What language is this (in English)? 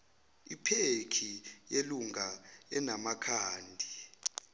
Zulu